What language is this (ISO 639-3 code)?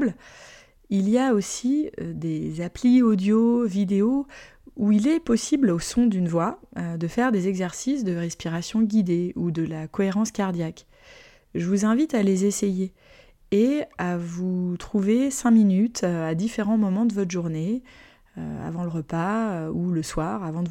fra